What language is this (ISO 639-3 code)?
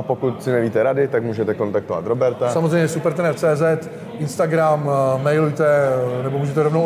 ces